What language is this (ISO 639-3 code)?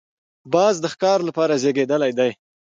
pus